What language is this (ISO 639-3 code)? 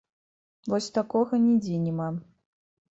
bel